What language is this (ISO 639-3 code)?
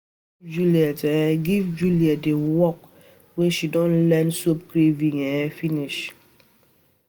pcm